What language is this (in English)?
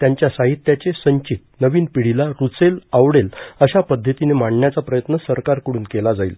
Marathi